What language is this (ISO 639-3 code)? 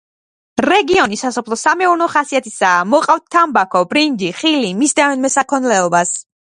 kat